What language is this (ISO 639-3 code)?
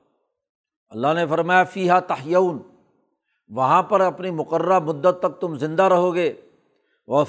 urd